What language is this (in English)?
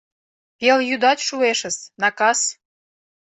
Mari